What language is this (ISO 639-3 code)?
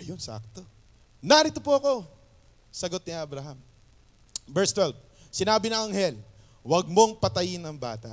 fil